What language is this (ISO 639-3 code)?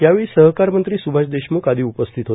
mar